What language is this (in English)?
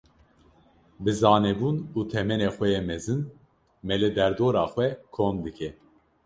Kurdish